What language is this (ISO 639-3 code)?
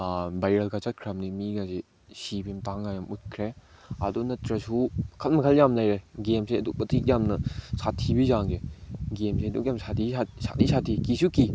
mni